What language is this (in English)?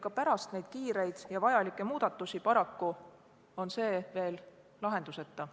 Estonian